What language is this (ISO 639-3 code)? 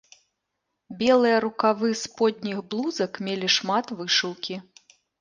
bel